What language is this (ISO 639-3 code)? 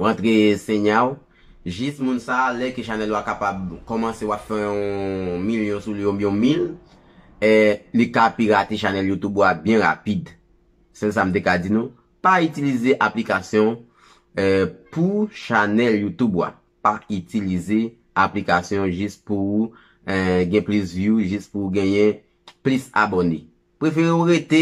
por